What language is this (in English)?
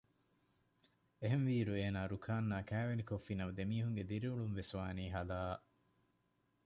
Divehi